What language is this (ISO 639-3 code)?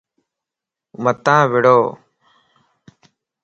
lss